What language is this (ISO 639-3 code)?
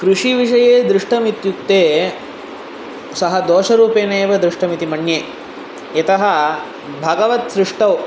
san